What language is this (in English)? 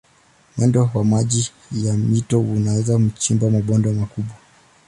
Swahili